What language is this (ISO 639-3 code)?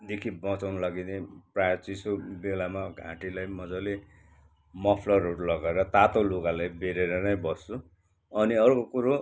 nep